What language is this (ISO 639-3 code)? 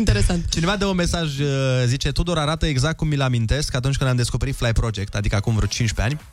ron